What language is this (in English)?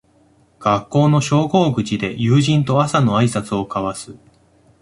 Japanese